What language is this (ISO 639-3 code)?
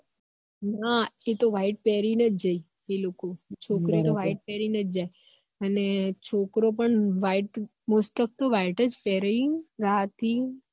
guj